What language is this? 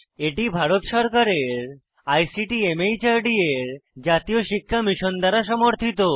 Bangla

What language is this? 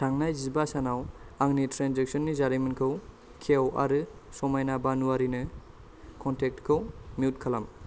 Bodo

